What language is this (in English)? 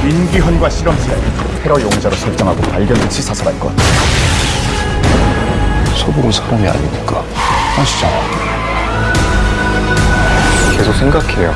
Korean